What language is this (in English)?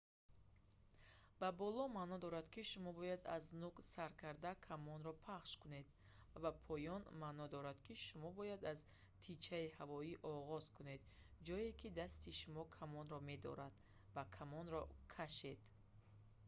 Tajik